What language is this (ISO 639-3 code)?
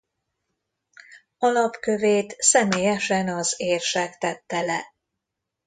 hun